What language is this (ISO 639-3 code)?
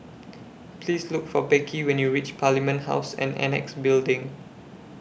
eng